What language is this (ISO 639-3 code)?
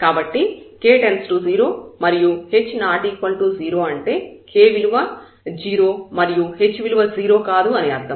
tel